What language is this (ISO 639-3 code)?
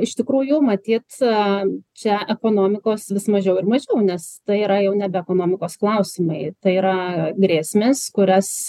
lit